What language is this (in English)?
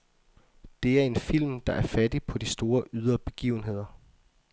Danish